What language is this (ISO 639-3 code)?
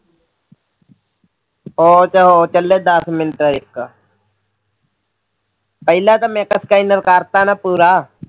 pan